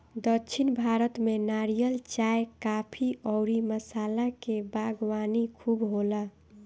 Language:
Bhojpuri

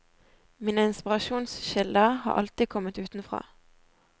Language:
Norwegian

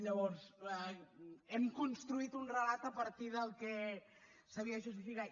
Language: Catalan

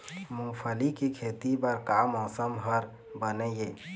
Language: Chhattisgarhi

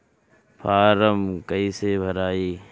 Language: Bhojpuri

